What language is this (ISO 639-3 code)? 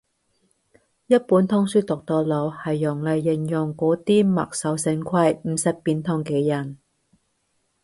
yue